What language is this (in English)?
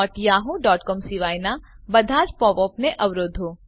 Gujarati